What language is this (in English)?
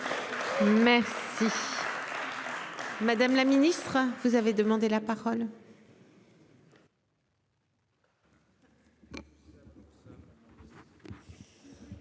French